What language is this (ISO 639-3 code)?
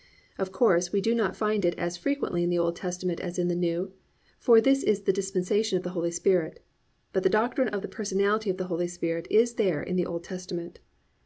eng